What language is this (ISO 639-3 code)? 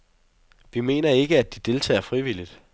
dan